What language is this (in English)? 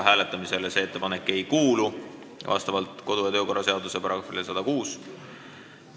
Estonian